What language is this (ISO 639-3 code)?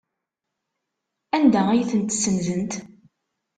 kab